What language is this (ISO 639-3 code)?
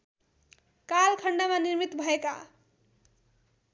nep